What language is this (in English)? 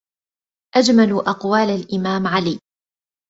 Arabic